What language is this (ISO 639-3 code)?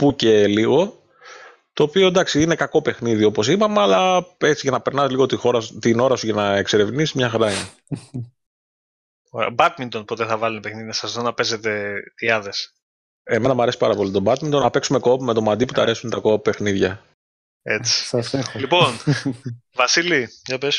ell